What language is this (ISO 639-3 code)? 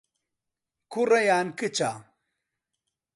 ckb